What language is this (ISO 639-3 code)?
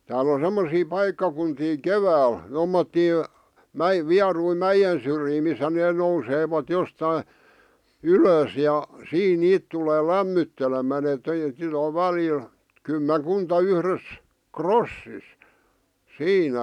fin